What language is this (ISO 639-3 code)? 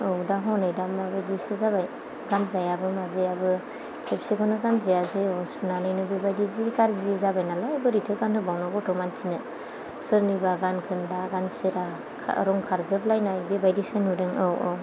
brx